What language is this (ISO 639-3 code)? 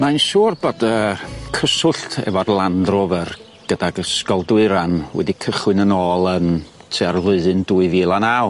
cym